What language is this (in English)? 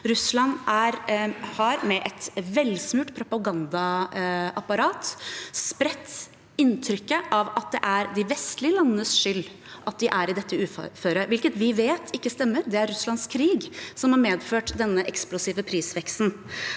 Norwegian